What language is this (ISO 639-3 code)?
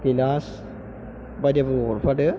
brx